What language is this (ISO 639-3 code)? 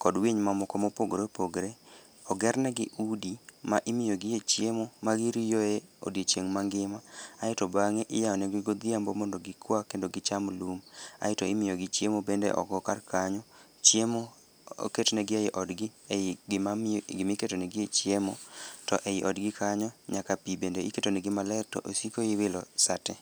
luo